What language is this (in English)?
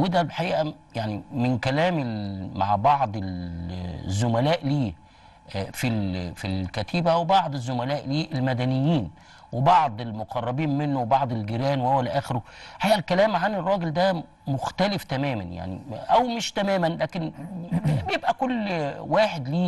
Arabic